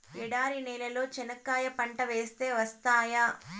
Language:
Telugu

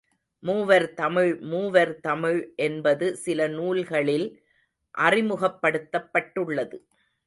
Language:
Tamil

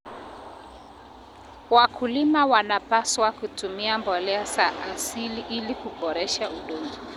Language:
Kalenjin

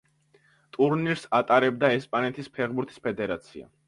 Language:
Georgian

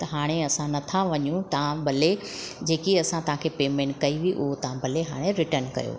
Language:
Sindhi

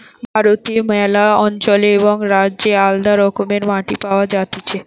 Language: Bangla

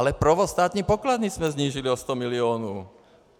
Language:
Czech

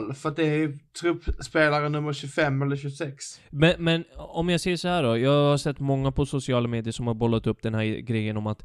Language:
Swedish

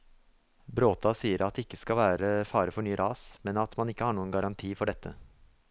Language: Norwegian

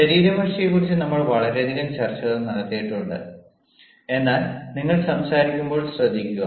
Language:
Malayalam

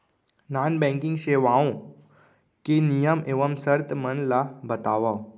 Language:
Chhattisgarhi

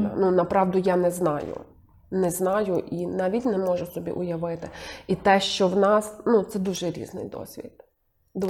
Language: Ukrainian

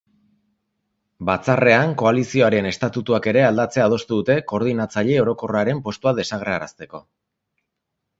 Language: Basque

